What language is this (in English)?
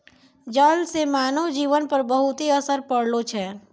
Maithili